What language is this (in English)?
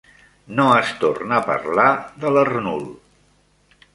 Catalan